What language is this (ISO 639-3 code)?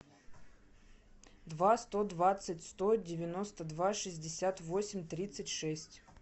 rus